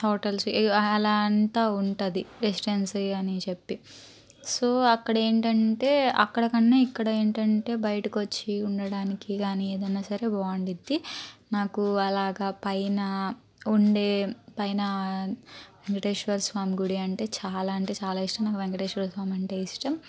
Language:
Telugu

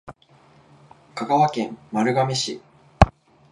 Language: Japanese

